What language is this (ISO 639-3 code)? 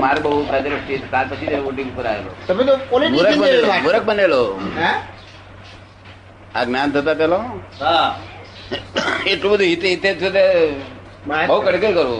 guj